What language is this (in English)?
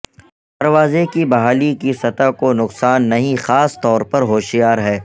Urdu